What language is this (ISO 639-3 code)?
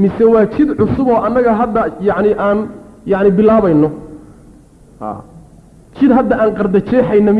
ara